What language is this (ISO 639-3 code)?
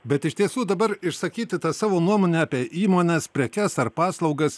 lit